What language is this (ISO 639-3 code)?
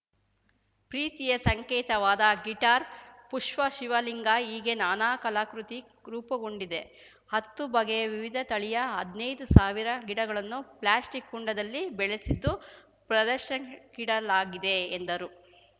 kan